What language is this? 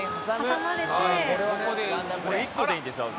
Japanese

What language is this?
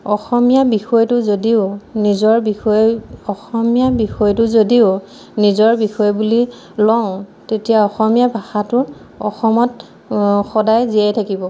Assamese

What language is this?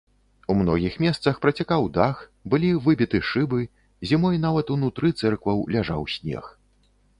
Belarusian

